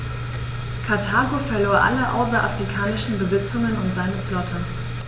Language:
German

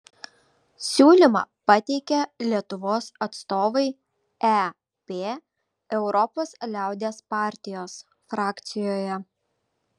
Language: Lithuanian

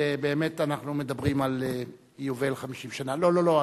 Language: Hebrew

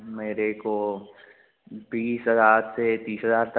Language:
Hindi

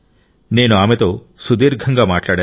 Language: Telugu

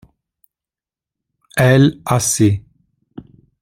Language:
Italian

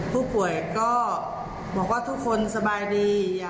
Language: Thai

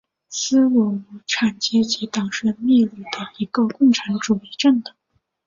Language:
Chinese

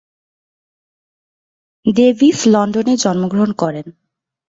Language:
Bangla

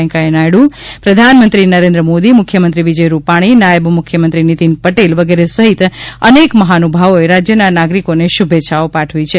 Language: Gujarati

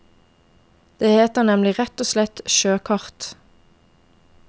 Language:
Norwegian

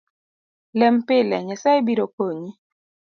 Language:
Luo (Kenya and Tanzania)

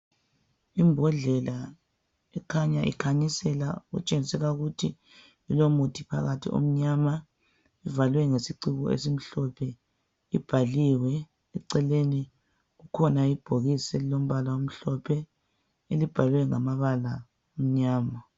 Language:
North Ndebele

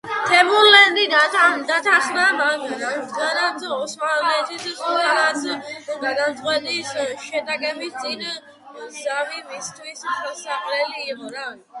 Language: Georgian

